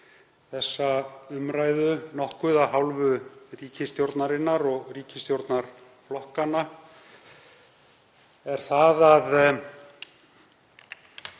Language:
Icelandic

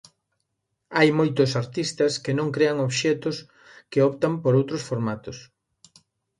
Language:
Galician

